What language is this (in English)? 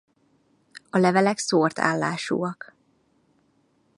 Hungarian